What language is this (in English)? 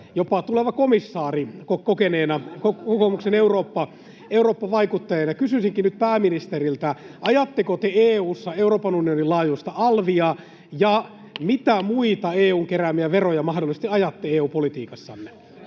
Finnish